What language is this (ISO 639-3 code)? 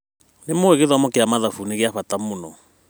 kik